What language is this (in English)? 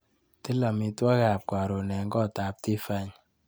Kalenjin